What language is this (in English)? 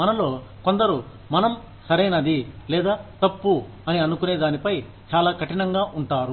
Telugu